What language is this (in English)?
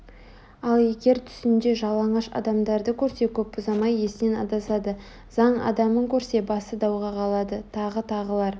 Kazakh